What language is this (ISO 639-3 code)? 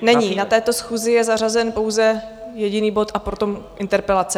ces